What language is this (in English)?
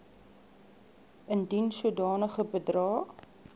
Afrikaans